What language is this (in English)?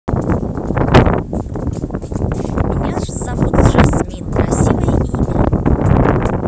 Russian